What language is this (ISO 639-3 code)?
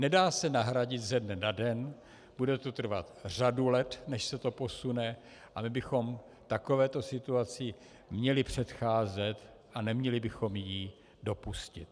ces